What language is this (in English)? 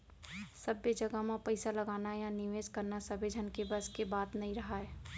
Chhattisgarhi